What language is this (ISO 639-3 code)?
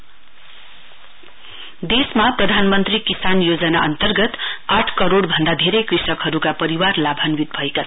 nep